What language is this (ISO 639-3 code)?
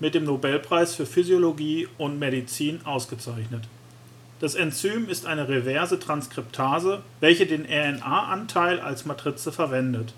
deu